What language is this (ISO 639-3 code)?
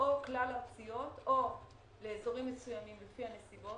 heb